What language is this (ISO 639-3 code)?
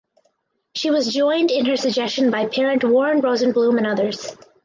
eng